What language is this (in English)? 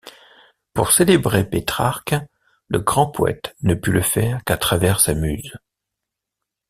French